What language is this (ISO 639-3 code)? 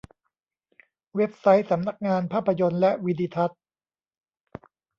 tha